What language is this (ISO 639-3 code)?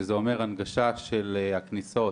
heb